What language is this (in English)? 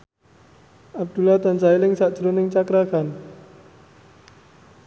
Javanese